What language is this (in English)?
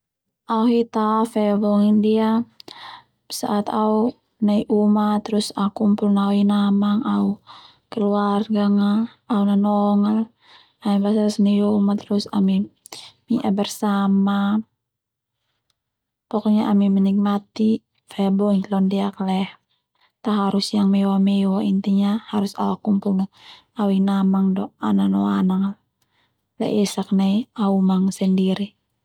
Termanu